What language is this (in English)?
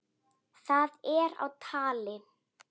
Icelandic